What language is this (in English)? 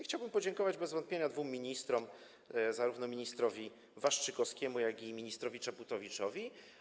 Polish